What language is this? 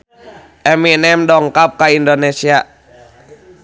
Sundanese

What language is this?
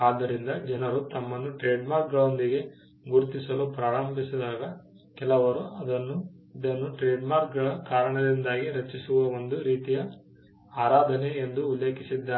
Kannada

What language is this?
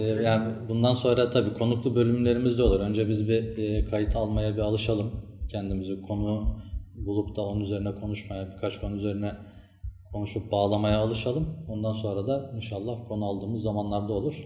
Turkish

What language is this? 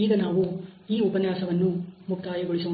Kannada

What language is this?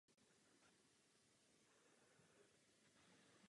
Czech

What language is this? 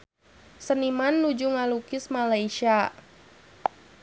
Sundanese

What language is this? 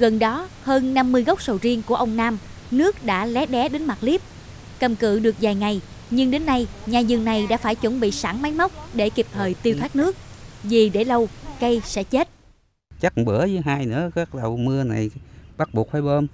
Vietnamese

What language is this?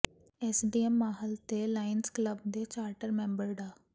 Punjabi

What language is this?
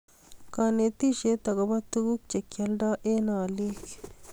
Kalenjin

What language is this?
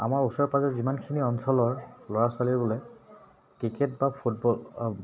Assamese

